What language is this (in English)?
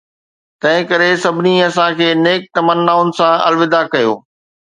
Sindhi